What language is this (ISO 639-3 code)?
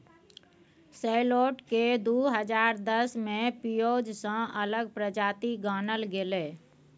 mai